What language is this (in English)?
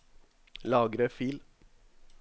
Norwegian